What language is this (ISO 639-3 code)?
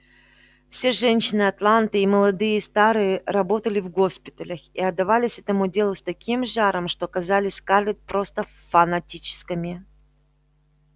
rus